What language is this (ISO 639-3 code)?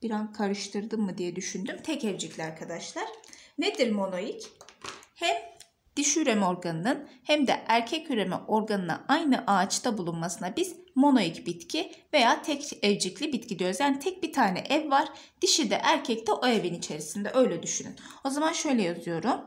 tur